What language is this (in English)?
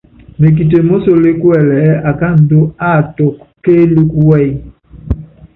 Yangben